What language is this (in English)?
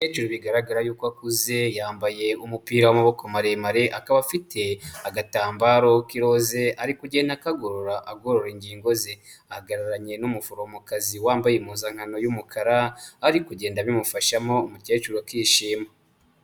Kinyarwanda